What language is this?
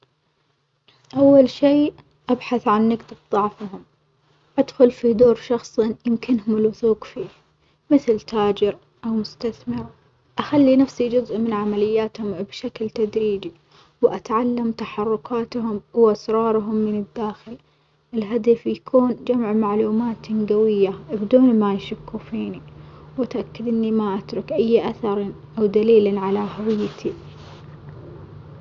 Omani Arabic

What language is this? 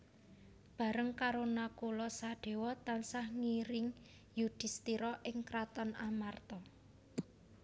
Javanese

